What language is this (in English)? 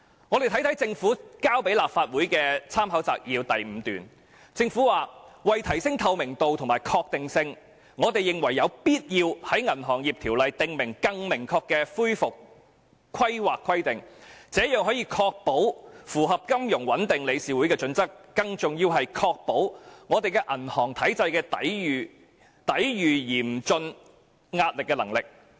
Cantonese